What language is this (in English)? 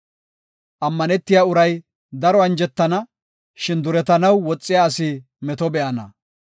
Gofa